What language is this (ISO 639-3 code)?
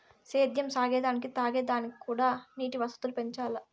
tel